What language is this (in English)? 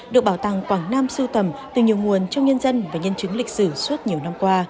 Vietnamese